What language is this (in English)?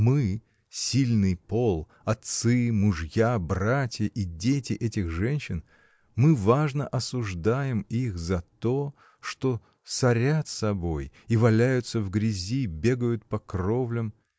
Russian